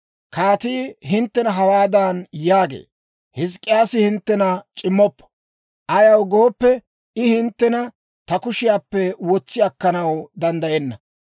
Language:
Dawro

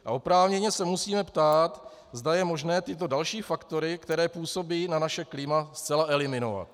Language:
Czech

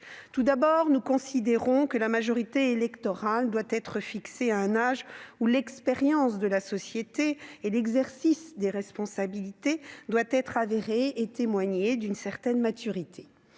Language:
French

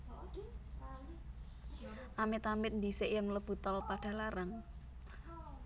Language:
Javanese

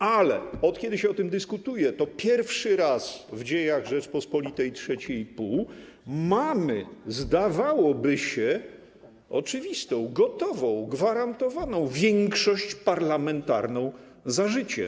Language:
Polish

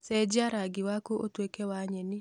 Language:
Kikuyu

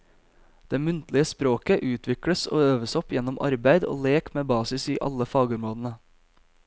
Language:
Norwegian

